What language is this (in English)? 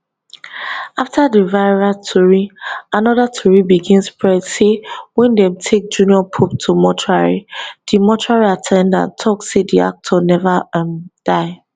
Nigerian Pidgin